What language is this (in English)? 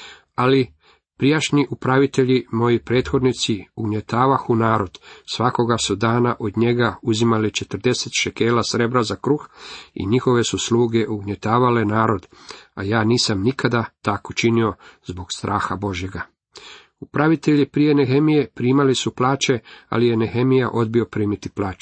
Croatian